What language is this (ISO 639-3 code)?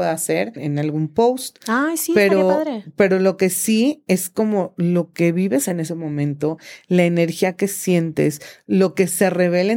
spa